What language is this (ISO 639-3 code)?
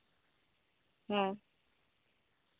sat